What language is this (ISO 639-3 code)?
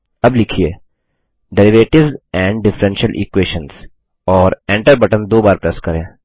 hin